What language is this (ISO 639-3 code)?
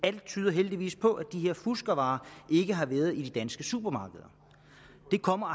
dan